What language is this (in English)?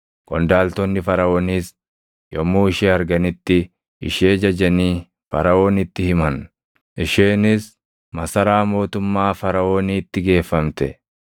Oromo